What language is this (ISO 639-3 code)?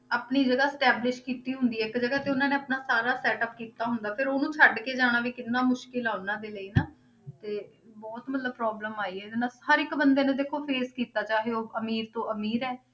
pan